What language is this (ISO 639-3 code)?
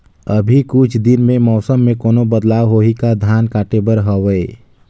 hne